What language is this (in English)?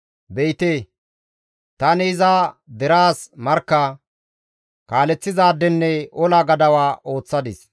Gamo